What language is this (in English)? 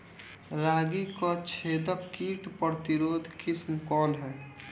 Bhojpuri